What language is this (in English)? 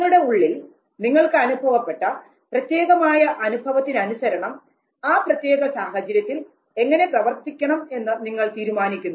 Malayalam